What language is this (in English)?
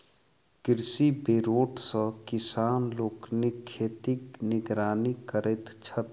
Maithili